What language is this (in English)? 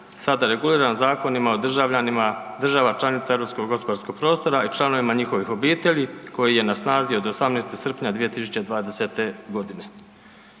Croatian